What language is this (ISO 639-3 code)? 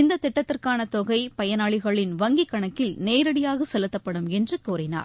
tam